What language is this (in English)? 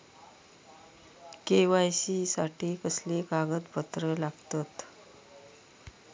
Marathi